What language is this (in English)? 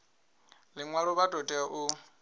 Venda